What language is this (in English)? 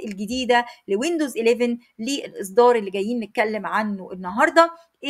Arabic